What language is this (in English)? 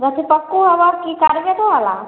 Maithili